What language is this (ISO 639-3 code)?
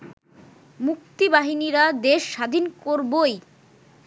ben